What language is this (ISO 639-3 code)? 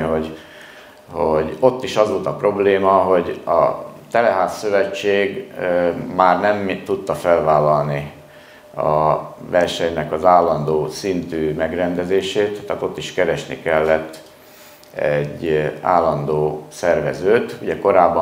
hun